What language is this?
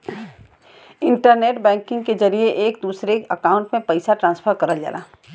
Bhojpuri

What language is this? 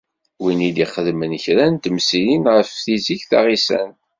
Kabyle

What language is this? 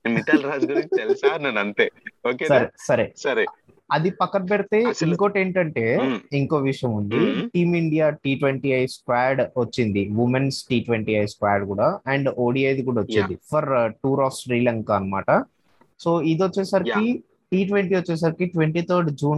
Telugu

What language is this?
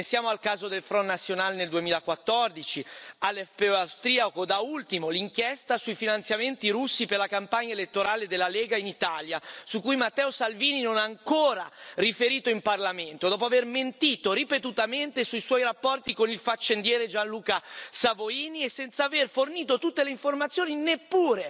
Italian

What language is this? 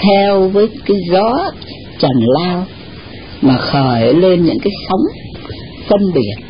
Vietnamese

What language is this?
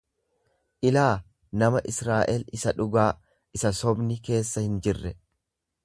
Oromo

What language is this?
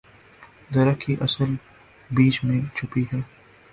Urdu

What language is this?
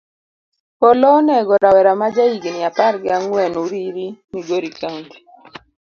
Luo (Kenya and Tanzania)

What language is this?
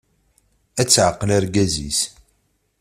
Kabyle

